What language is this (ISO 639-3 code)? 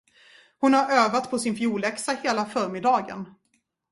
swe